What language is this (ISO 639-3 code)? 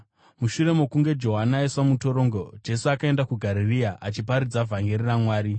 sna